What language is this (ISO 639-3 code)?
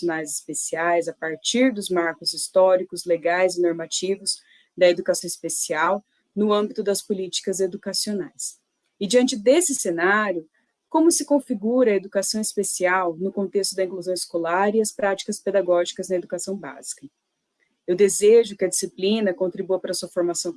por